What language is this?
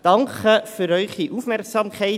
Swiss German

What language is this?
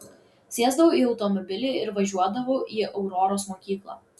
Lithuanian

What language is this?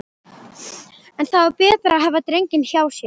Icelandic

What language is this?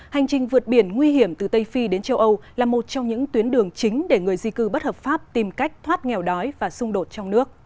Vietnamese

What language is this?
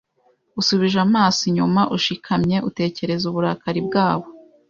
Kinyarwanda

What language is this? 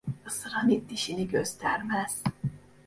Turkish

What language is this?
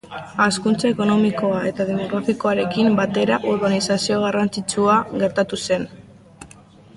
Basque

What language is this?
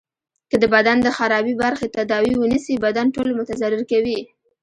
Pashto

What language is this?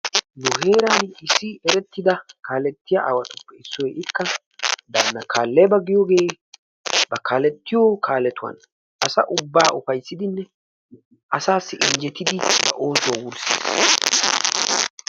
Wolaytta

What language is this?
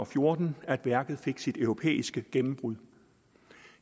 Danish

